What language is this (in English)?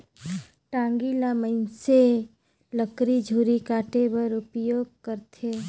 Chhattisgarhi